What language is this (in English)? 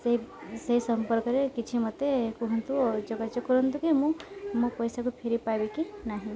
Odia